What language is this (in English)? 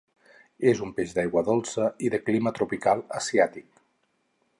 Catalan